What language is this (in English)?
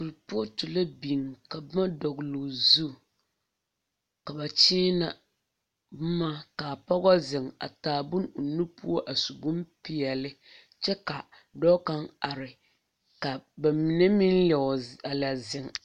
Southern Dagaare